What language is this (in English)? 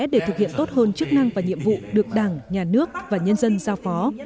Vietnamese